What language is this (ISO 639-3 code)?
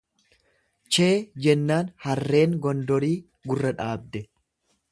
orm